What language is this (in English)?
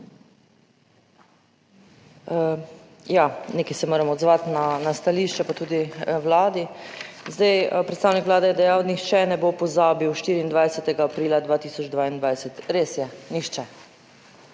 Slovenian